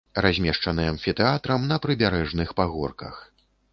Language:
Belarusian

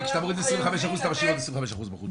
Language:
Hebrew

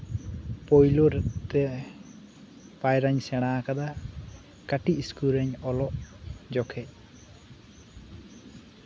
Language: Santali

